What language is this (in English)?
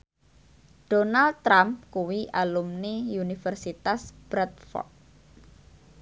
Javanese